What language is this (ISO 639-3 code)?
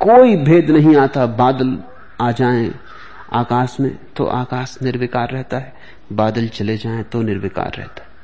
hin